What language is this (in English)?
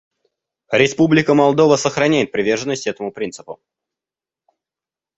Russian